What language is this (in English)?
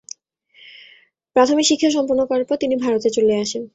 Bangla